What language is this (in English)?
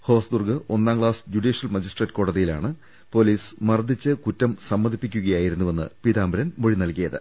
Malayalam